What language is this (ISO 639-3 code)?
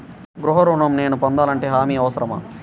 tel